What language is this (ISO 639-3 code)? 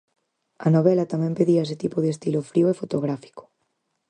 glg